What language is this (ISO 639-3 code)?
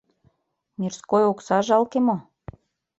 chm